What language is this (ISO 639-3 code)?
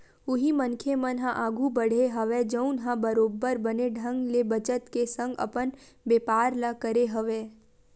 hne